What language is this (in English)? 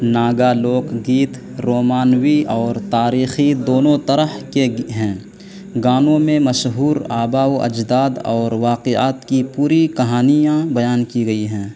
Urdu